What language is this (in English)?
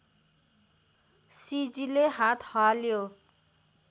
Nepali